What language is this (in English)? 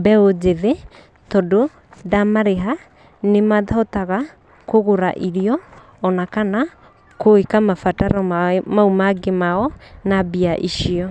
Kikuyu